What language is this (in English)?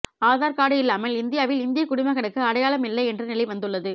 Tamil